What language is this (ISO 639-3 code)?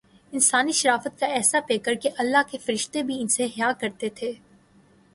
urd